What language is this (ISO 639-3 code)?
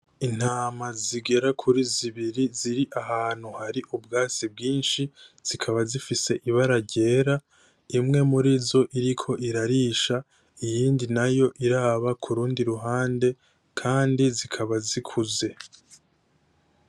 run